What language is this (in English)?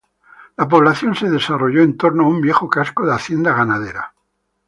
Spanish